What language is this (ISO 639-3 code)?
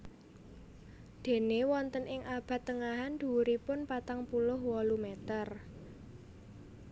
jav